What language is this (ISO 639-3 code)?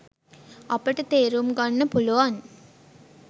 sin